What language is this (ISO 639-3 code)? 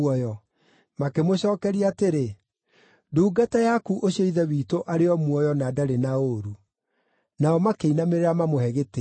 kik